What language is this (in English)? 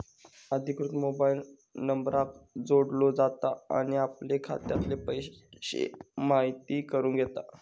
Marathi